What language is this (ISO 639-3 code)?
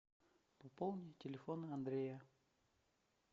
rus